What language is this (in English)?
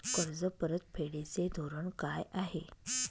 Marathi